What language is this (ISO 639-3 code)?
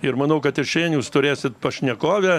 lit